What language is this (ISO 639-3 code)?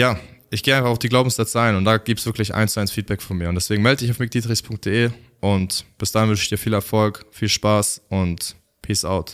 deu